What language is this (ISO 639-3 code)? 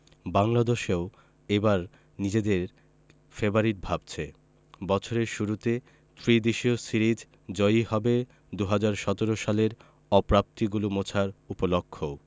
ben